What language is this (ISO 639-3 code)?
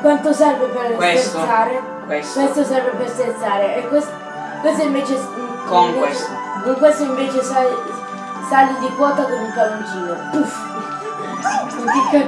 ita